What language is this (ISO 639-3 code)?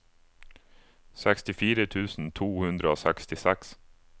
nor